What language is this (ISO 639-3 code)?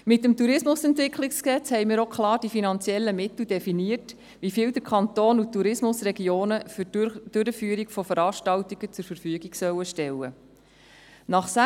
gsw